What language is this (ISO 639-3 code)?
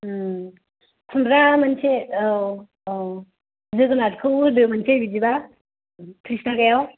brx